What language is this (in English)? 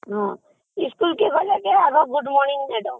Odia